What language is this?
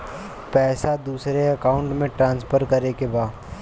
Bhojpuri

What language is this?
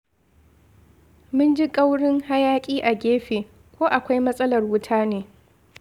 Hausa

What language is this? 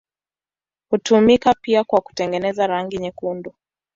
Swahili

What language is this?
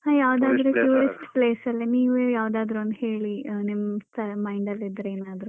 Kannada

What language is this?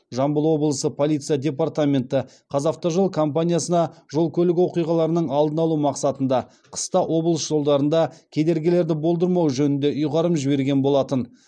Kazakh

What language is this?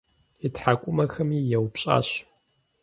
Kabardian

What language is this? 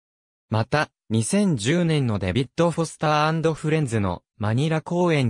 Japanese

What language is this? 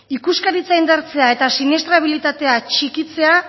Basque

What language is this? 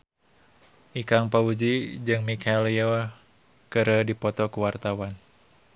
Sundanese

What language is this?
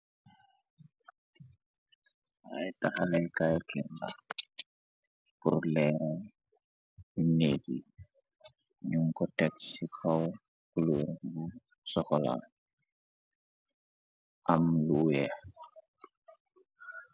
Wolof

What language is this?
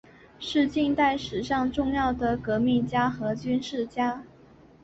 Chinese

